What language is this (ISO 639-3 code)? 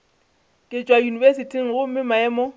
nso